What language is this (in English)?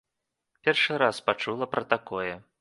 Belarusian